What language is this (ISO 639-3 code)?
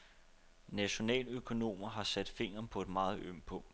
dan